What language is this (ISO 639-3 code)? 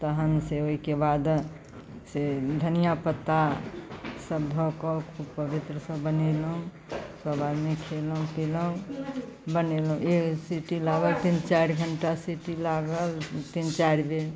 mai